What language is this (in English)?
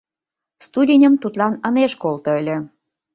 Mari